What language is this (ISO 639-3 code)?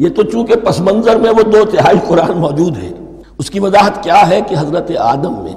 urd